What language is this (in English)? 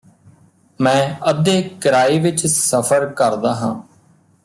Punjabi